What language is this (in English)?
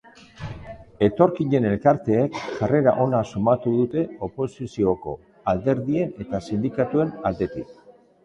Basque